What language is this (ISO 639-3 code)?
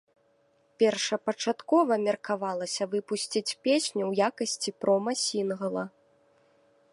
bel